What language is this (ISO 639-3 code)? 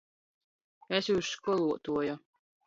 ltg